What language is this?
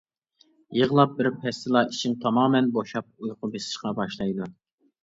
Uyghur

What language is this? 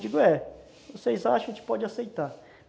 Portuguese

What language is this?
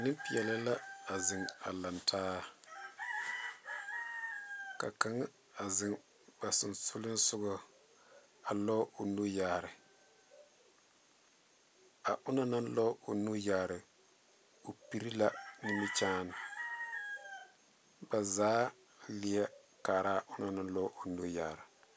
Southern Dagaare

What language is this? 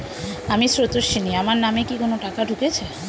Bangla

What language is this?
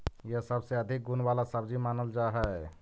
Magahi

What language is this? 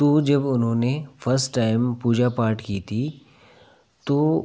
Hindi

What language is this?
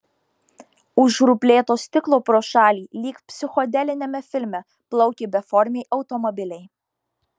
Lithuanian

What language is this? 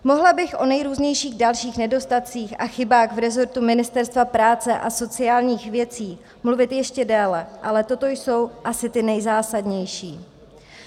Czech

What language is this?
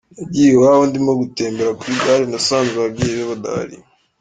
Kinyarwanda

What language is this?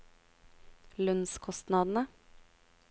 Norwegian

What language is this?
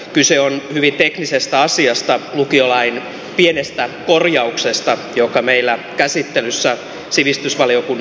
Finnish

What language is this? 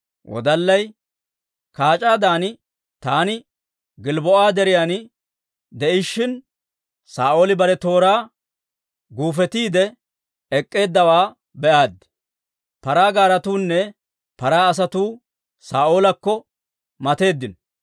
Dawro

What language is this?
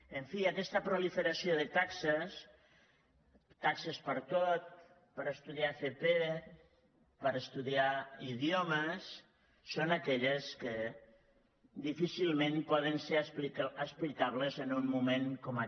Catalan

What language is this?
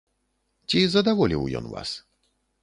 Belarusian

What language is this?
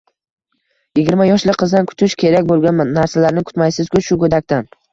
Uzbek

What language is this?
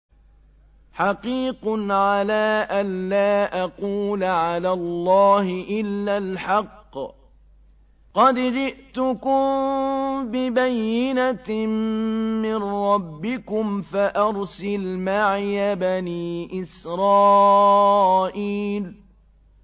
Arabic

